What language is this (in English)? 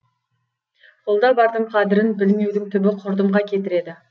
Kazakh